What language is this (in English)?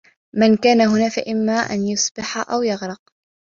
Arabic